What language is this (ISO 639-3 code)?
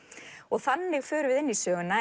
isl